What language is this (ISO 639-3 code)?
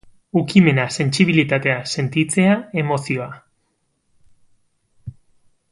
eus